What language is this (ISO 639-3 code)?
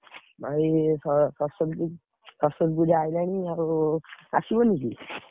ori